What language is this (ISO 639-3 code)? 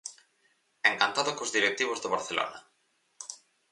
glg